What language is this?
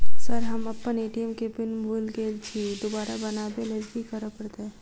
Maithili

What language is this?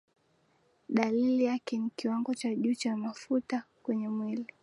Swahili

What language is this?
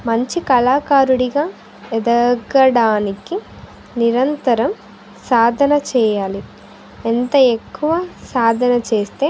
Telugu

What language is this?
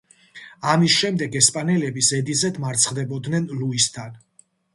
Georgian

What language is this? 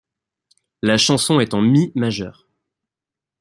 French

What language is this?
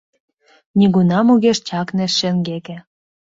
Mari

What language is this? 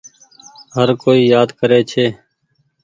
Goaria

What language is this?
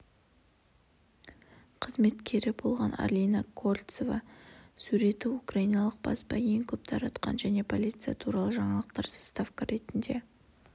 Kazakh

